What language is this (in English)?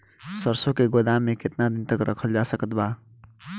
Bhojpuri